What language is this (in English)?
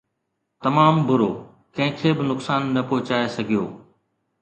Sindhi